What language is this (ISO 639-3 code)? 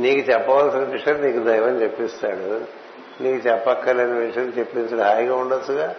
tel